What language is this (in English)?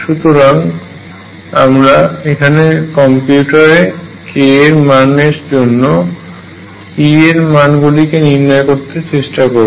Bangla